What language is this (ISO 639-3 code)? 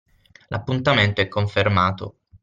ita